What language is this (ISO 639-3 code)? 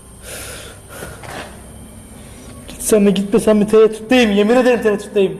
tur